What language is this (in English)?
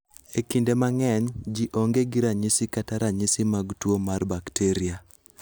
Luo (Kenya and Tanzania)